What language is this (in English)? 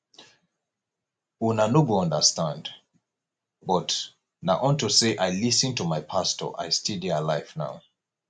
Nigerian Pidgin